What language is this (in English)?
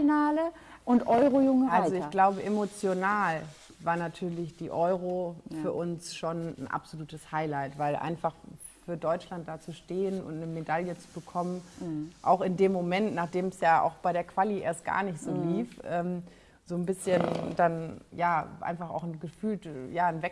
German